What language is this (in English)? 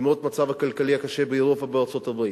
Hebrew